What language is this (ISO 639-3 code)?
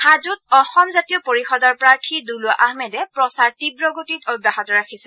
asm